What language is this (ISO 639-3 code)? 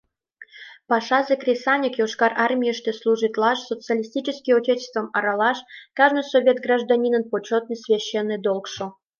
chm